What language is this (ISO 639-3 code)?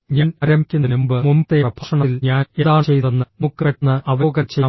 mal